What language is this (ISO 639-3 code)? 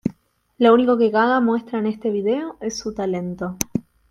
spa